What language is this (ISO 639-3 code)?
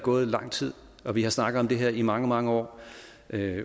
dan